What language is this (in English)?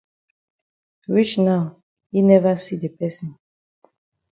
Cameroon Pidgin